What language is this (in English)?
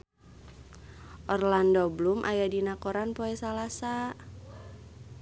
Sundanese